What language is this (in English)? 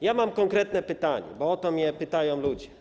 Polish